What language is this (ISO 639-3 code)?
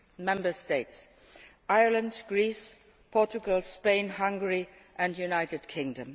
eng